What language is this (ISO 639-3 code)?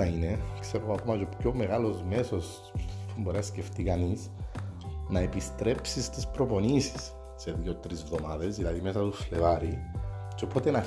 ell